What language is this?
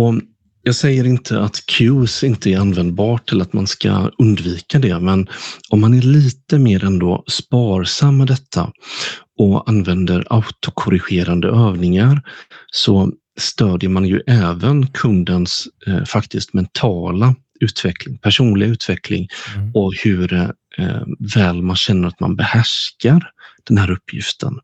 Swedish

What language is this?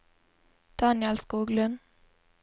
Norwegian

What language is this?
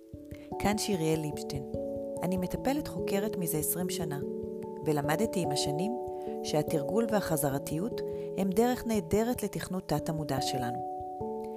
Hebrew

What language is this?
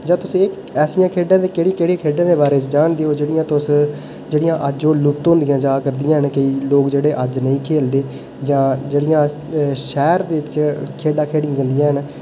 Dogri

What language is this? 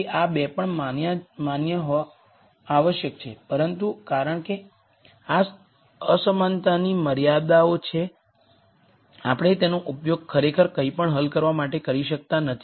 Gujarati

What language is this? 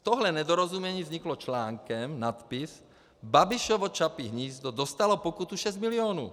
Czech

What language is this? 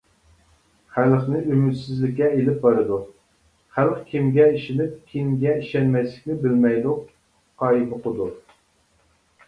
Uyghur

